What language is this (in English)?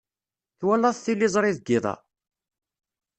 Kabyle